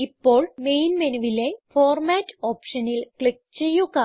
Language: Malayalam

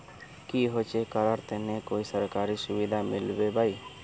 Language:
Magahi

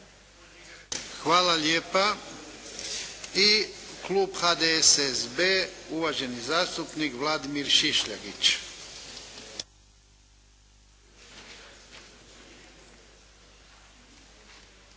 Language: Croatian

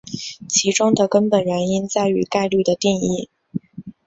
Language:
Chinese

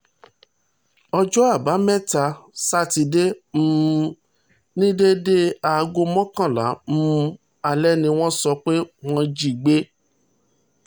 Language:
Yoruba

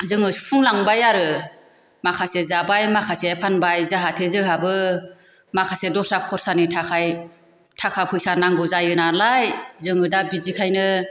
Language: Bodo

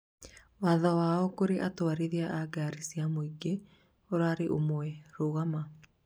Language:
Kikuyu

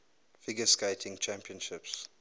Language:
English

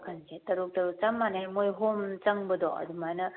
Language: Manipuri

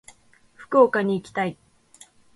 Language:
Japanese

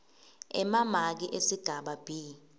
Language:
Swati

